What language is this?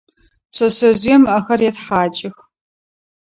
Adyghe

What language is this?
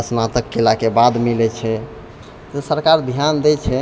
Maithili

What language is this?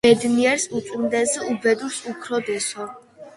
Georgian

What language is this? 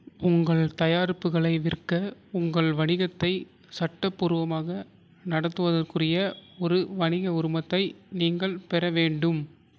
Tamil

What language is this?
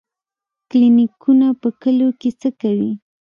Pashto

